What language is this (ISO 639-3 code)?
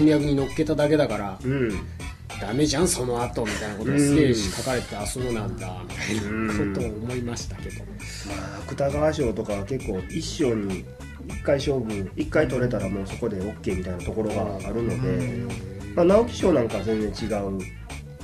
jpn